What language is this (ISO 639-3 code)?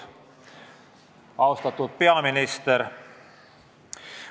est